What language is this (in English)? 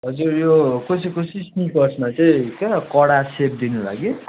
Nepali